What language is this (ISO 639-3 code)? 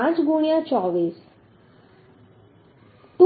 guj